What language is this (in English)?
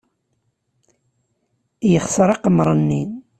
Kabyle